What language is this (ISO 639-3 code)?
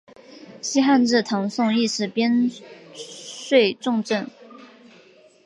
zho